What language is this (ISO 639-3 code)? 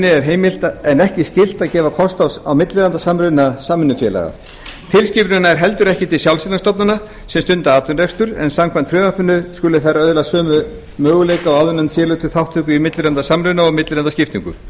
isl